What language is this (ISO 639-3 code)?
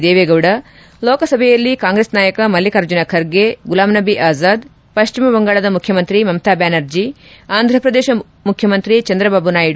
kan